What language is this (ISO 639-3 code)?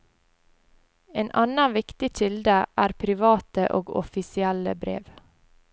nor